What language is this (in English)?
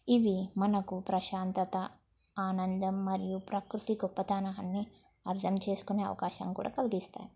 Telugu